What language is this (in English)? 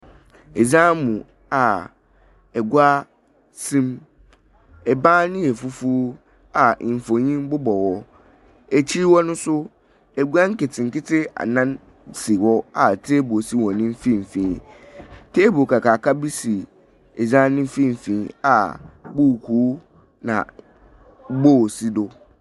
Akan